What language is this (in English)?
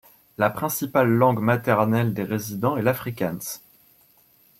French